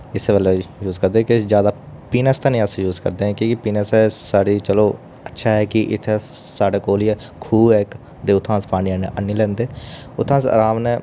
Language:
Dogri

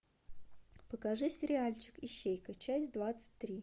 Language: Russian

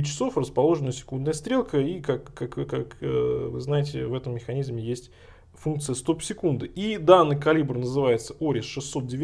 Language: Russian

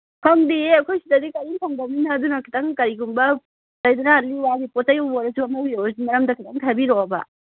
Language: Manipuri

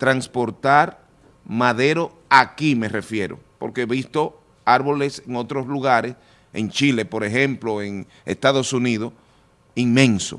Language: Spanish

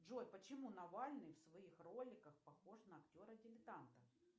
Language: Russian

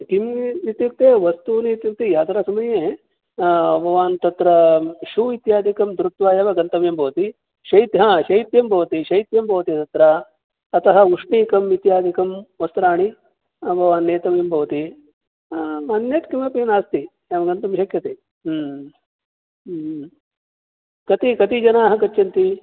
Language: Sanskrit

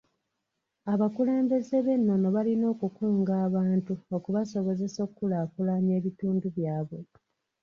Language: Ganda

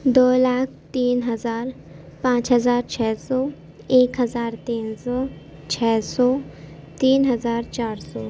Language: Urdu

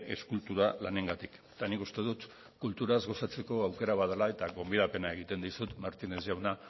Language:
Basque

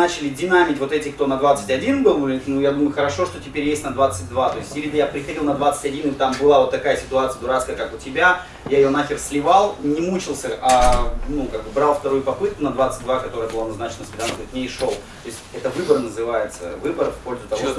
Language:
Russian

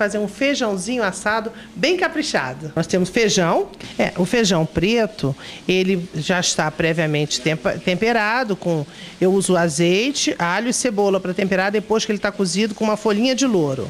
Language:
Portuguese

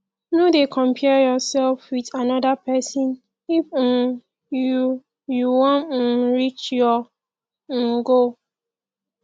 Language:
Nigerian Pidgin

